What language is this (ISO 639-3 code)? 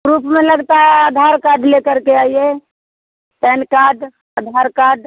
hin